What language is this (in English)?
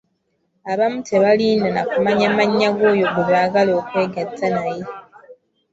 Ganda